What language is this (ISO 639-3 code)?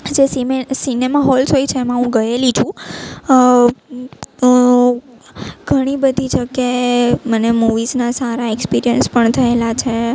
guj